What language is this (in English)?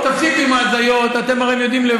Hebrew